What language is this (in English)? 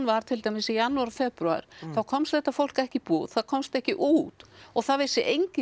Icelandic